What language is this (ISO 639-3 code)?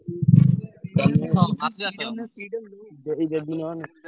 ori